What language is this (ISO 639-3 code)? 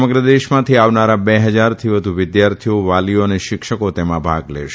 guj